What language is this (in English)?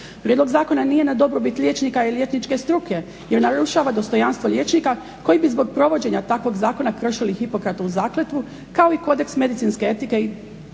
Croatian